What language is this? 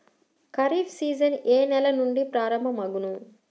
Telugu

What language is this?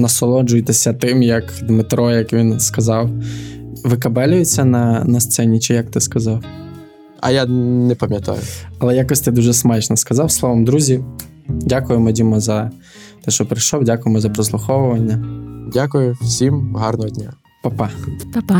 Ukrainian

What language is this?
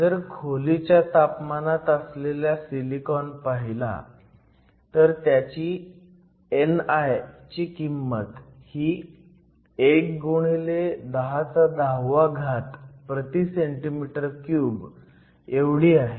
Marathi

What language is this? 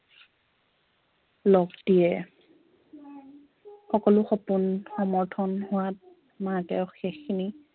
Assamese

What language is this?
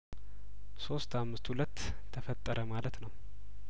Amharic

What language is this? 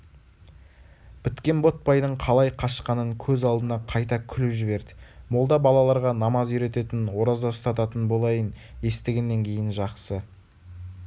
Kazakh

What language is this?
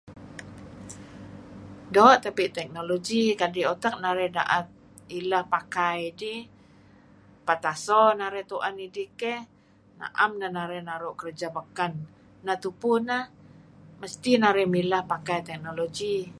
Kelabit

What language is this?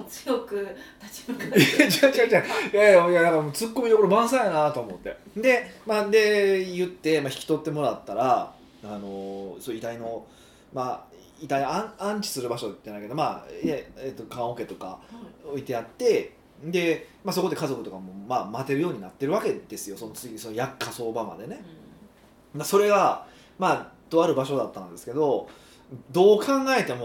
Japanese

